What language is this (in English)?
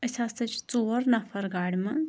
Kashmiri